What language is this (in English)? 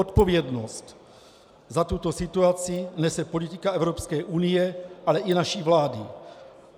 Czech